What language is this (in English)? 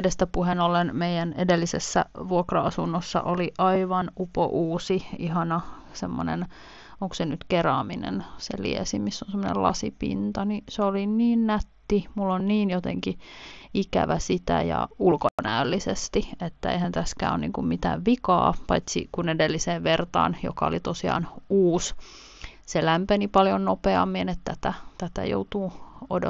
Finnish